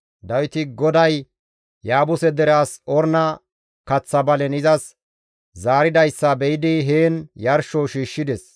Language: Gamo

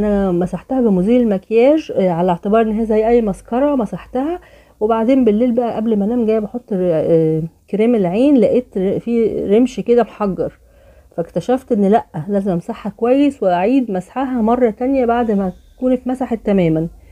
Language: Arabic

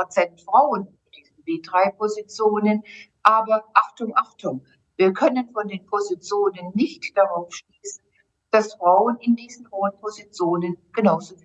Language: German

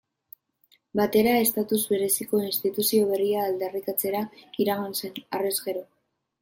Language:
Basque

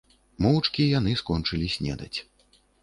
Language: Belarusian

